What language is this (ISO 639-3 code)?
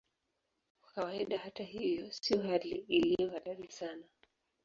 swa